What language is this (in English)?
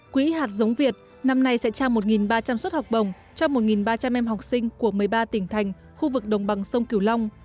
Vietnamese